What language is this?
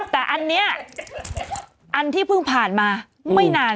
Thai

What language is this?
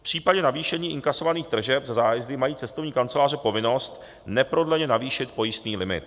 Czech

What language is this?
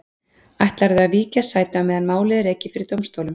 Icelandic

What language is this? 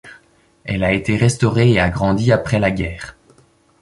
French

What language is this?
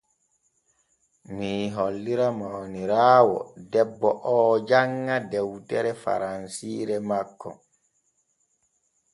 Borgu Fulfulde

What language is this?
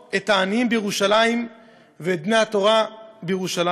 Hebrew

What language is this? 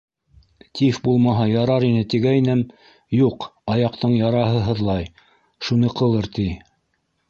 Bashkir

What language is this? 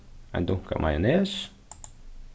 Faroese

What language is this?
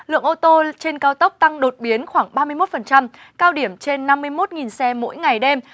Vietnamese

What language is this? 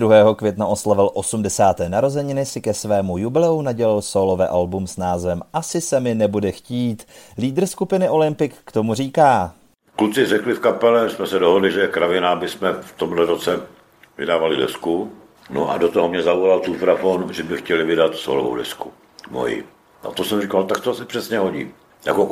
Czech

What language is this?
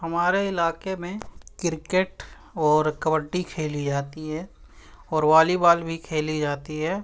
Urdu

